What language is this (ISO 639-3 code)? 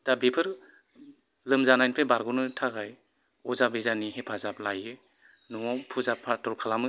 brx